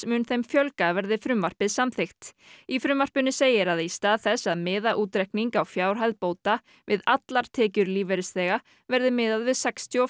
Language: Icelandic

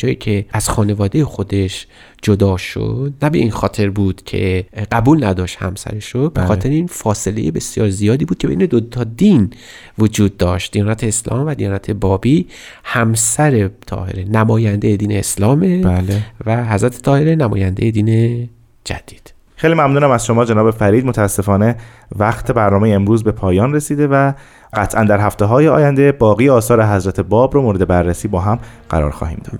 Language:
Persian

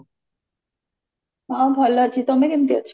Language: Odia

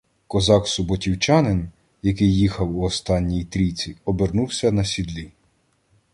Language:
Ukrainian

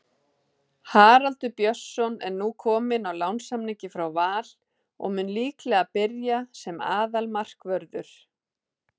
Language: Icelandic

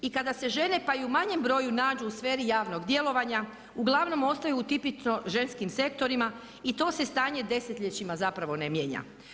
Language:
Croatian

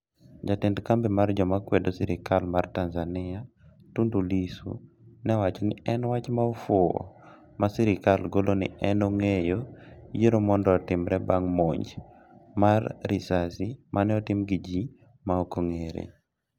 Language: Luo (Kenya and Tanzania)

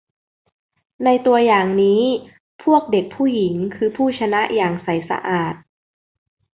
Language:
Thai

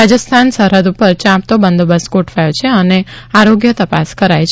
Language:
Gujarati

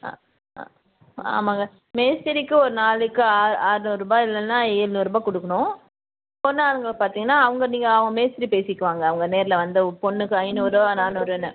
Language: Tamil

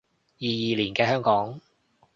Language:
Cantonese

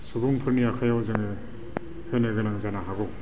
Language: Bodo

